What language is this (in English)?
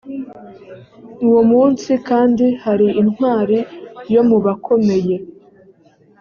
Kinyarwanda